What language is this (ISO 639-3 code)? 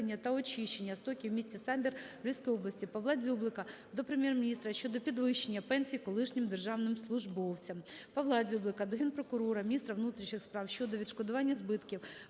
ukr